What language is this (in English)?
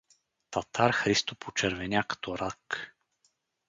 Bulgarian